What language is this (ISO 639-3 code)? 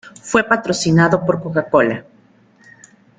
spa